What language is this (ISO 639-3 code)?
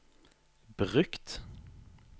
nor